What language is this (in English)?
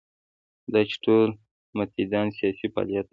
Pashto